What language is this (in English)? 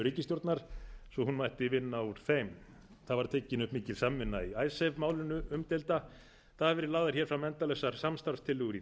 Icelandic